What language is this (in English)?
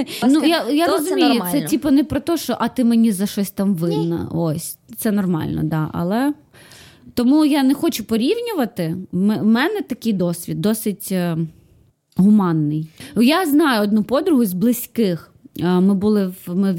Ukrainian